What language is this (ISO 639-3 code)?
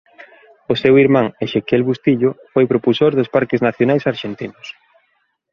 glg